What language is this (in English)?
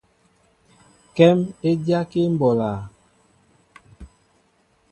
Mbo (Cameroon)